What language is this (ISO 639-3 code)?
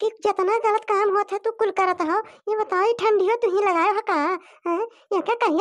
hin